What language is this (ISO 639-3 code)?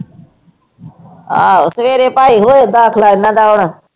pan